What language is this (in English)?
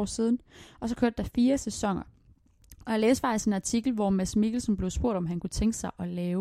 Danish